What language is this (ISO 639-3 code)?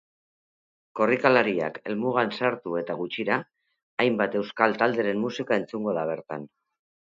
eus